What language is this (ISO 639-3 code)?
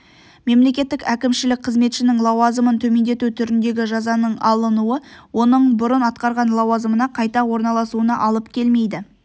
kaz